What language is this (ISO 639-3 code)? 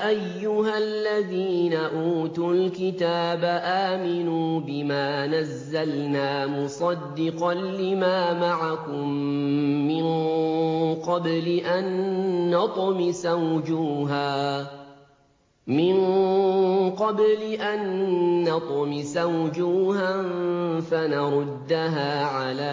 ara